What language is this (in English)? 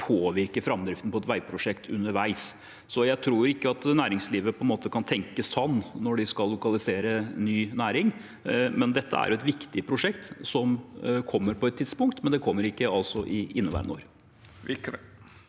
Norwegian